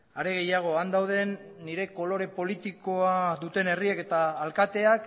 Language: Basque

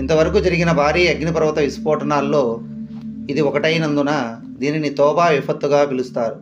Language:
Telugu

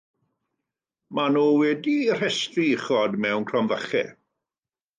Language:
Welsh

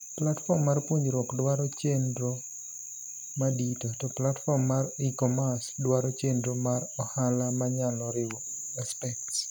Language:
Luo (Kenya and Tanzania)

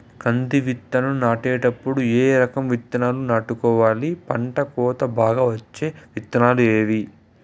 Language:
Telugu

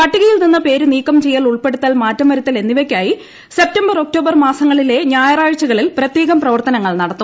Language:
Malayalam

